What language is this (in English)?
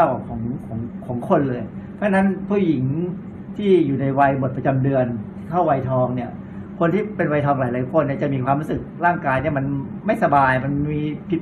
Thai